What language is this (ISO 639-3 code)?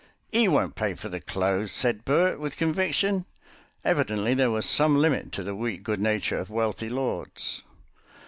eng